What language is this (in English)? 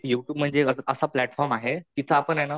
Marathi